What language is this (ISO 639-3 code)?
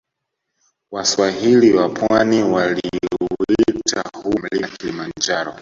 swa